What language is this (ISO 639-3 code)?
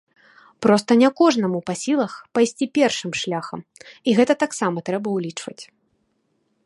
bel